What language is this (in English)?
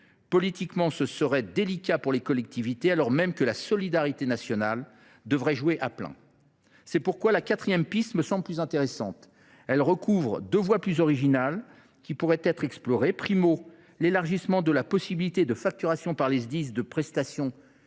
French